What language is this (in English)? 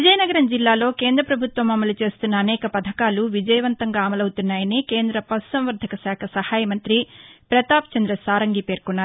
Telugu